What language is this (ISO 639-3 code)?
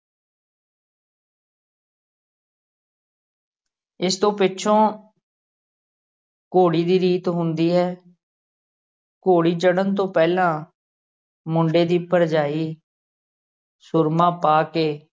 pan